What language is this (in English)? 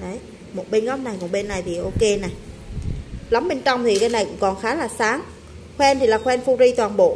Vietnamese